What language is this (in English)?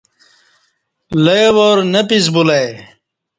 Kati